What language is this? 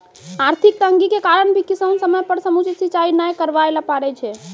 Maithili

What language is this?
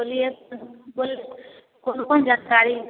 Maithili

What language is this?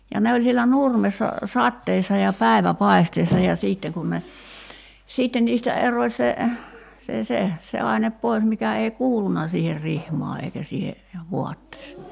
Finnish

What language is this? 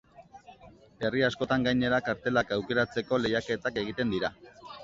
Basque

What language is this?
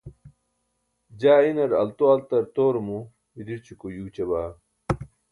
Burushaski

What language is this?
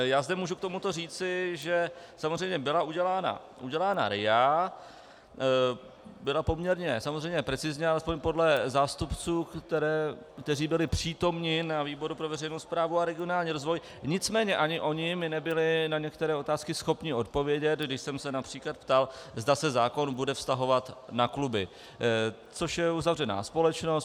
Czech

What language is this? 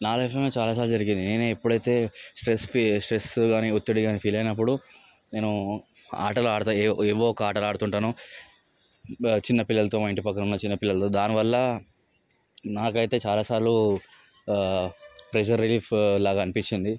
Telugu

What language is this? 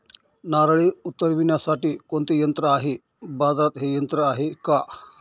Marathi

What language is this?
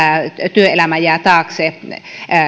Finnish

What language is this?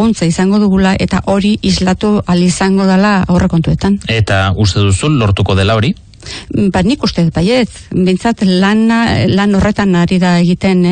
Spanish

